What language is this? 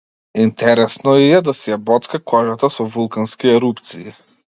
Macedonian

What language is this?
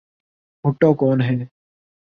Urdu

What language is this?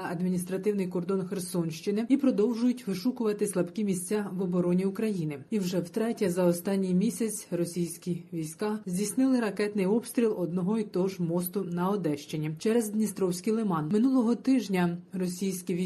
Ukrainian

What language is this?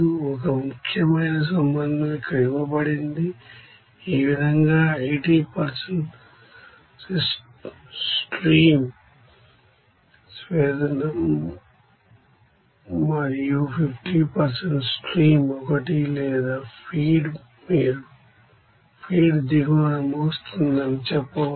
Telugu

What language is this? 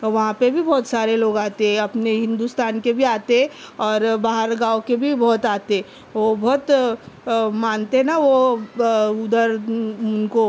Urdu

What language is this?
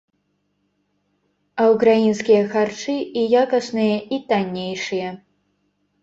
Belarusian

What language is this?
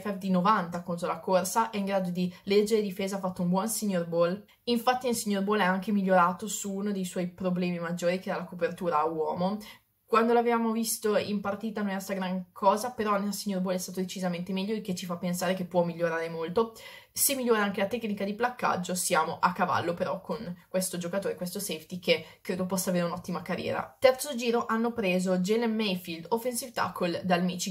Italian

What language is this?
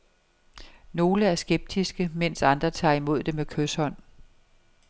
Danish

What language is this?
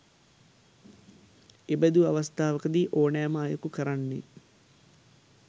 Sinhala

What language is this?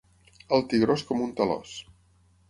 Catalan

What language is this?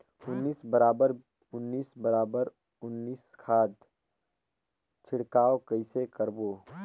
Chhattisgarhi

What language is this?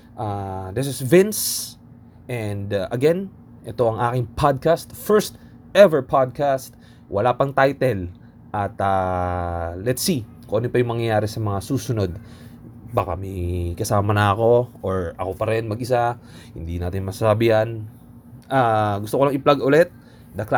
Filipino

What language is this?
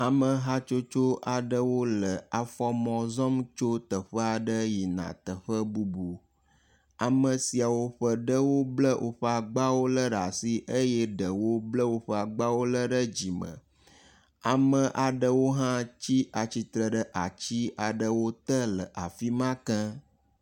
Ewe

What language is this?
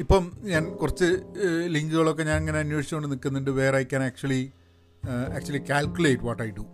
Malayalam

